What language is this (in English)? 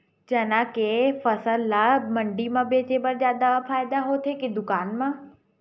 Chhattisgarhi